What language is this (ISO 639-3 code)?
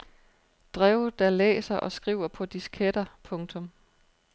dan